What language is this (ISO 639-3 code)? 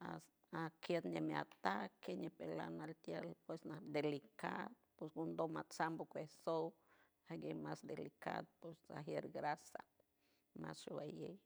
hue